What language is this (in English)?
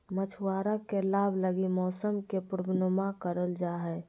Magahi